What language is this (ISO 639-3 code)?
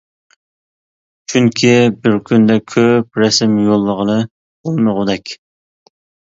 uig